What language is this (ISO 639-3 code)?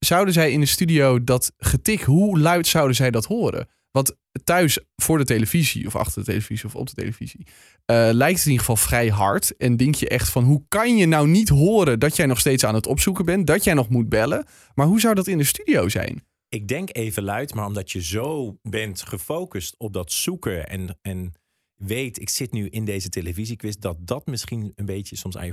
nld